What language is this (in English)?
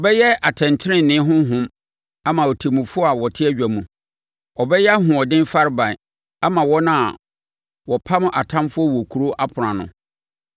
Akan